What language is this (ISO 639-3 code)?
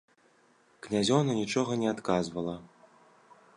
bel